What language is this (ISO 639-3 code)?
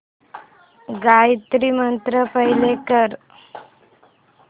mar